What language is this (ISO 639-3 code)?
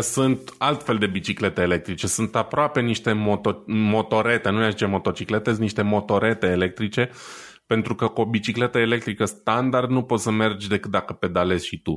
ron